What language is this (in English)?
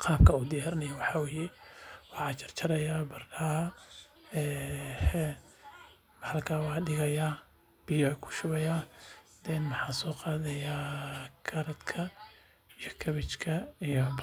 Somali